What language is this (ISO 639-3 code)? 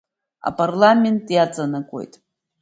abk